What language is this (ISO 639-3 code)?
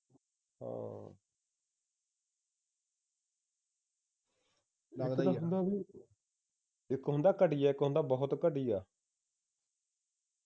pan